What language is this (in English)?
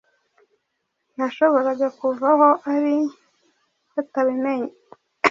Kinyarwanda